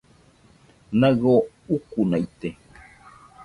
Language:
Nüpode Huitoto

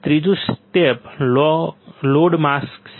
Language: Gujarati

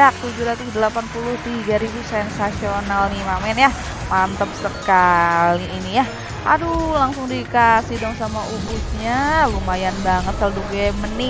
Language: Indonesian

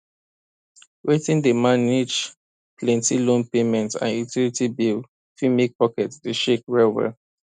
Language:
Nigerian Pidgin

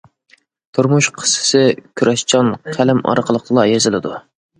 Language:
Uyghur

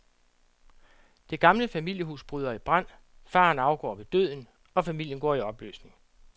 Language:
Danish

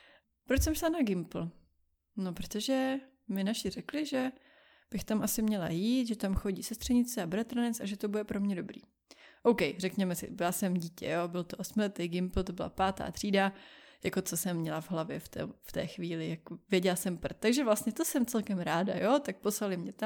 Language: Czech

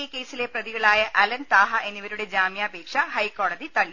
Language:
Malayalam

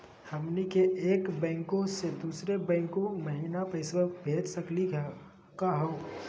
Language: Magahi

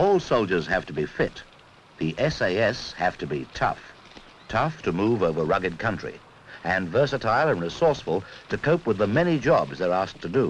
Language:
English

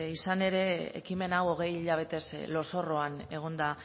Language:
Basque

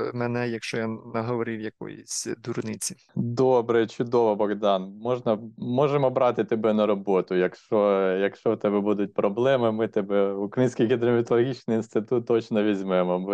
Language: Ukrainian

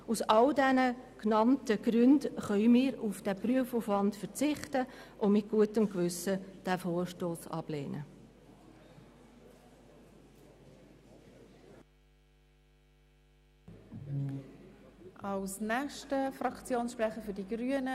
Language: Swiss German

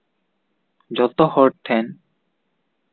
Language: Santali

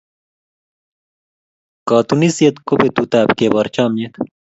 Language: Kalenjin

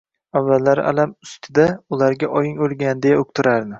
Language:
Uzbek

